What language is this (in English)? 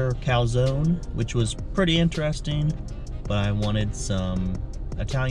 English